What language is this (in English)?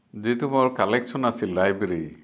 Assamese